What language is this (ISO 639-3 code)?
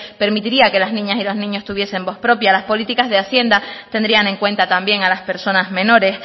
spa